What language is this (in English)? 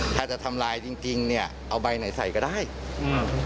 Thai